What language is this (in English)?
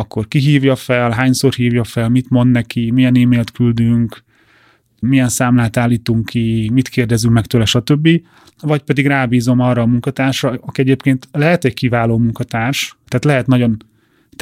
Hungarian